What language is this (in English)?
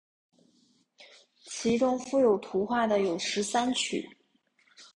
Chinese